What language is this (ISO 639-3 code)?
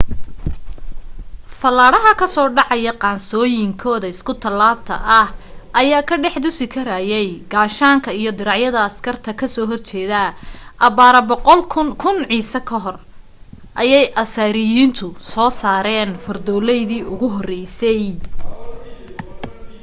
som